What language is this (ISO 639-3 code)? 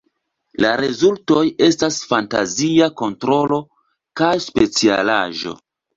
epo